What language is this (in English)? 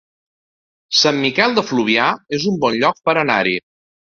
Catalan